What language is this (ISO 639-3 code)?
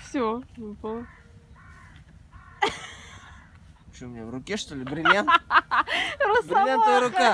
rus